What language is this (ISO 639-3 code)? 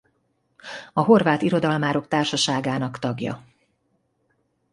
hun